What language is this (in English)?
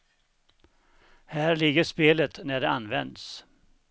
Swedish